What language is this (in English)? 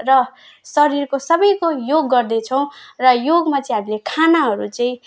Nepali